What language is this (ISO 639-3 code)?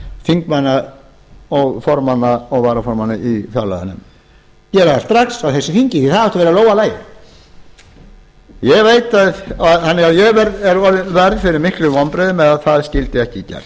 isl